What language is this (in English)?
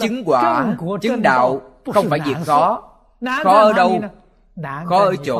Vietnamese